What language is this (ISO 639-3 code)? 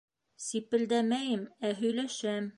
bak